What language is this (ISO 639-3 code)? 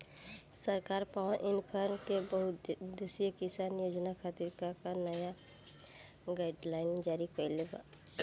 bho